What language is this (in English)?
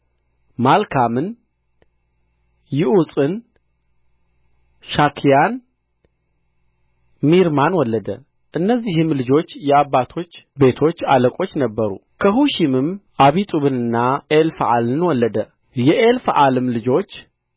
Amharic